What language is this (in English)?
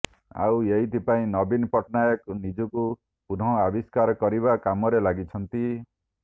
Odia